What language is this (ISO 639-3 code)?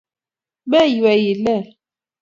kln